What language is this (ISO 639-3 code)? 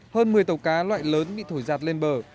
vie